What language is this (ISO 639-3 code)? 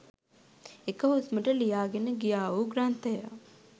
sin